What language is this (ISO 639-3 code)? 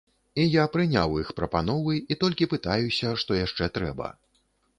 bel